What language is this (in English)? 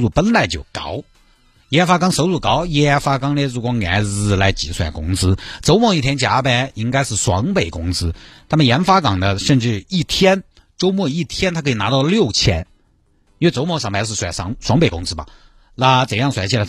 Chinese